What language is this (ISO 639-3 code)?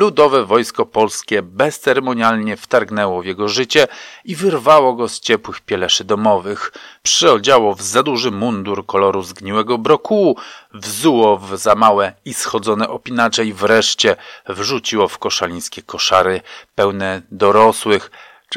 pol